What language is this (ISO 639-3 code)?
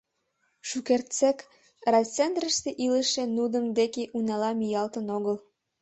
chm